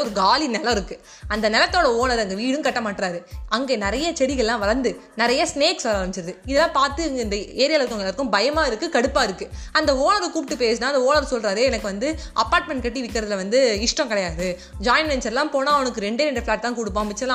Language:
Tamil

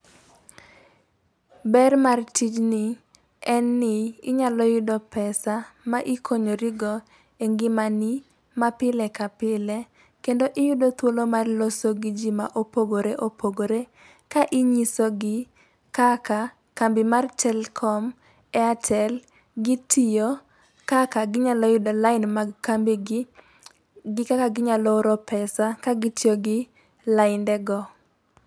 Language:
Luo (Kenya and Tanzania)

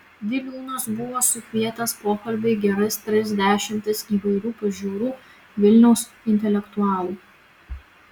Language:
Lithuanian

